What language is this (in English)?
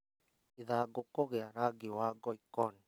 Kikuyu